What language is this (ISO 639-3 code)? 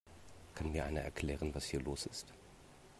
deu